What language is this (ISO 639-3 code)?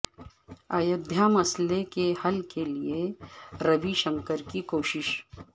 urd